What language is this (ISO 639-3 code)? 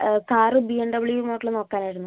mal